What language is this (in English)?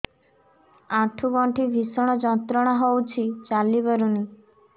Odia